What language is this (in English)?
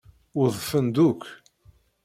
Kabyle